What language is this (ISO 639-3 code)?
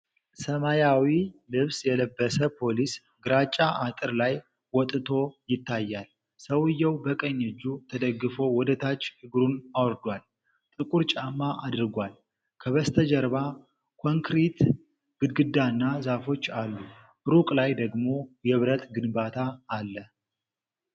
amh